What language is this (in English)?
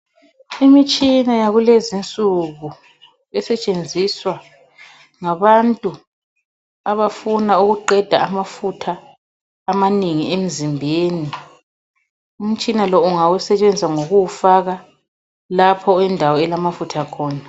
North Ndebele